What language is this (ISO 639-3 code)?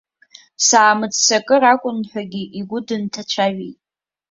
abk